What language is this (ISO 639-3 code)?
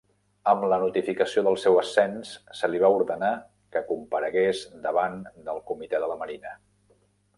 cat